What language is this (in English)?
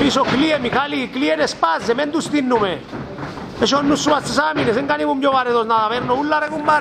Greek